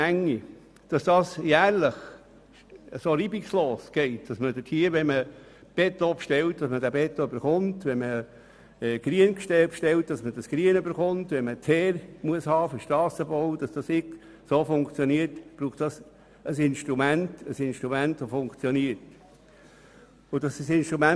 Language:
Swiss German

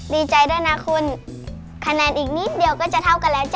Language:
Thai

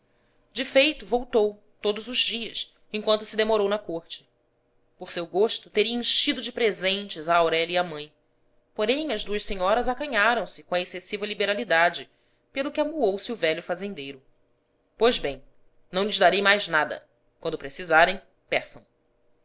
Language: Portuguese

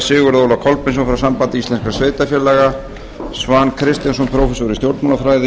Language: Icelandic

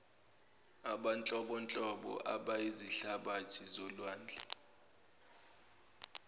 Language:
Zulu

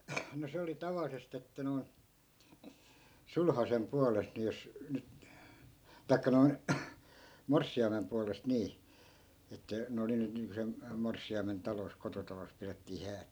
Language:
Finnish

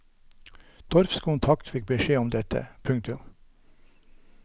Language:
Norwegian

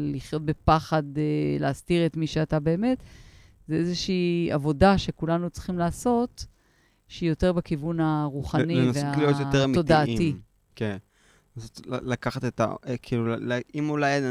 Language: Hebrew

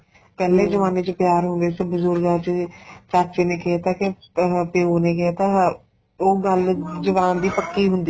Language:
Punjabi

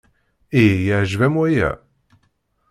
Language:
Kabyle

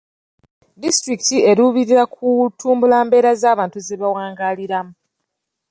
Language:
Ganda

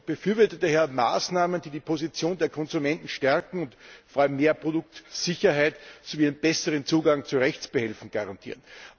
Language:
German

